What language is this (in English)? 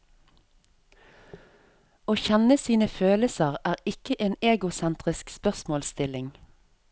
Norwegian